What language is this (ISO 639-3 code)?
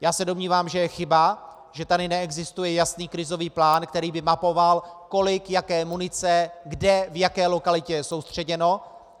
ces